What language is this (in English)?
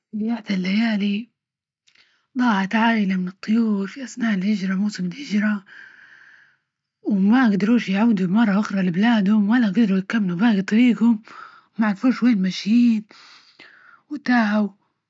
Libyan Arabic